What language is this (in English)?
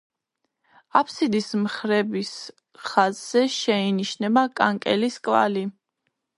Georgian